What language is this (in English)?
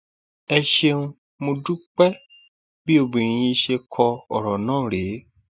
Yoruba